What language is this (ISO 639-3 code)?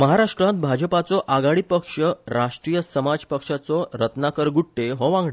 kok